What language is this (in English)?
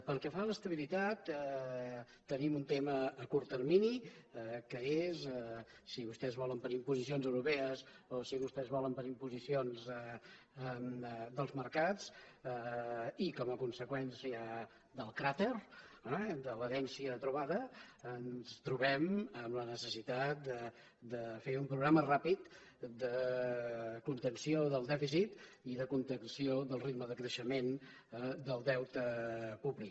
Catalan